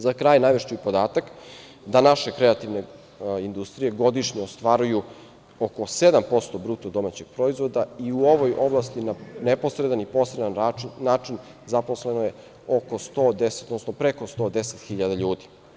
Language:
Serbian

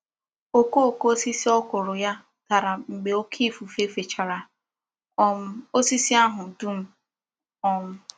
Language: Igbo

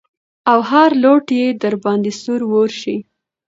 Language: Pashto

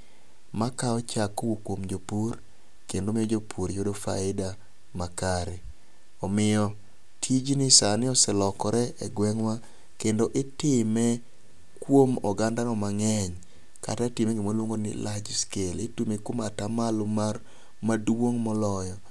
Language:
Luo (Kenya and Tanzania)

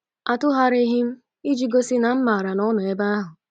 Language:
Igbo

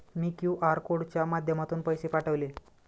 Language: Marathi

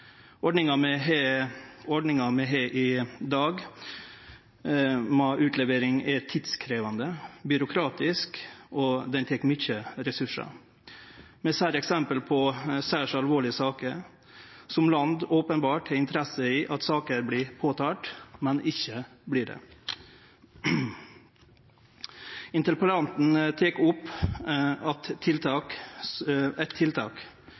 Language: Norwegian Nynorsk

